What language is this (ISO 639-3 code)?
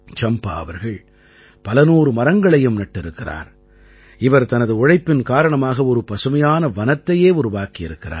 tam